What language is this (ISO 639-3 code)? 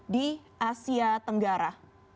ind